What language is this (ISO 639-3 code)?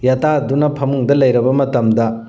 mni